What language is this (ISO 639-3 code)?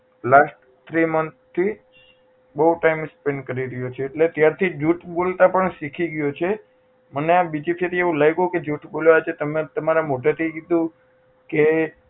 guj